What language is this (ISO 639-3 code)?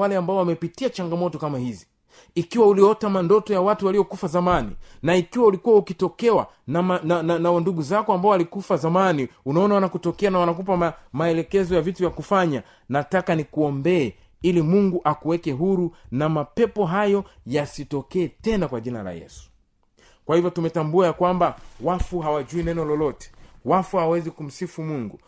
swa